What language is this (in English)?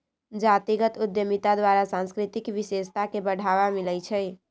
Magahi